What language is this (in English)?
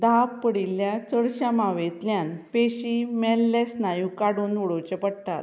Konkani